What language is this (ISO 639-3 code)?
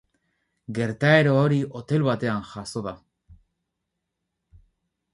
eus